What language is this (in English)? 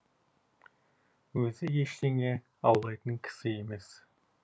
Kazakh